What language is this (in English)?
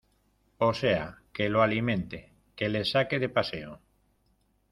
Spanish